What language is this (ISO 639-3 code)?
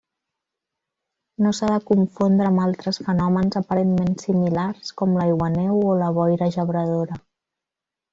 cat